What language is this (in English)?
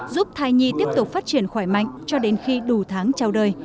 Vietnamese